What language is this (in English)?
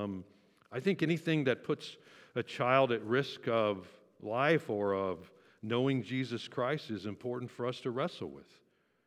English